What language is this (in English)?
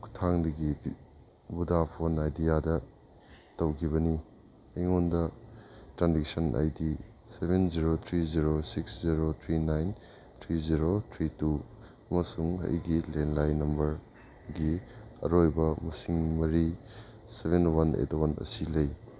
Manipuri